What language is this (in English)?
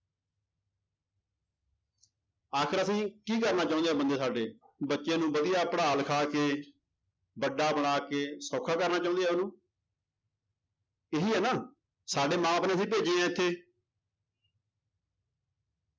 Punjabi